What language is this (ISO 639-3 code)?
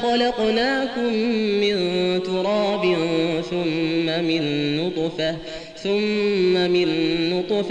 ara